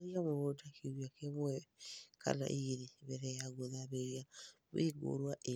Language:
Kikuyu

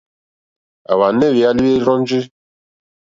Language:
Mokpwe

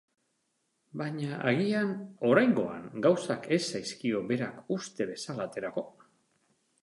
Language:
Basque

